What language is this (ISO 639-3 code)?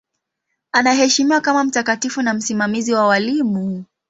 swa